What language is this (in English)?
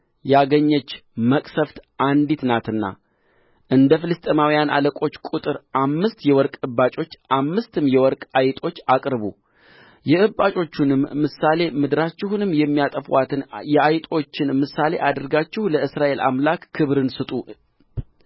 Amharic